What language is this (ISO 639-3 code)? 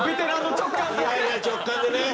jpn